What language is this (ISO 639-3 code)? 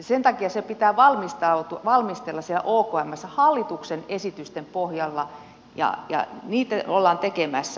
fin